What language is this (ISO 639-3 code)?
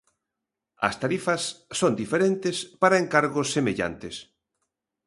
glg